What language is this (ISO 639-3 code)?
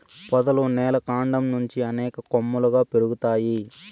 tel